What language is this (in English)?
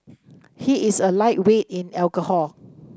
English